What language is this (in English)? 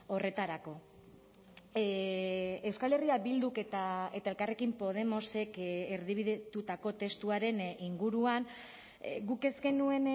Basque